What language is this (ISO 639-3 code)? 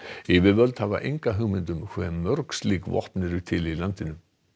isl